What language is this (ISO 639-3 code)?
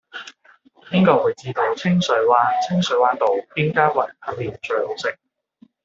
yue